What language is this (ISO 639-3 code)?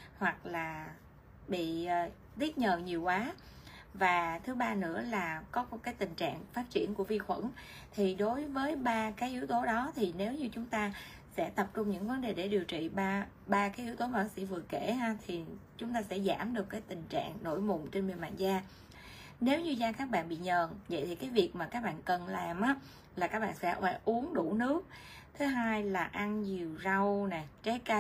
vie